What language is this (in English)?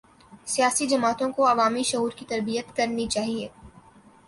Urdu